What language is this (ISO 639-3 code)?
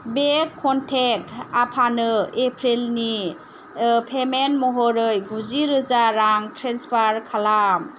brx